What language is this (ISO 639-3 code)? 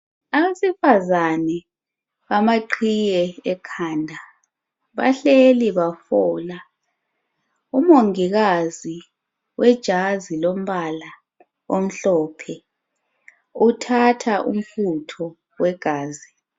nde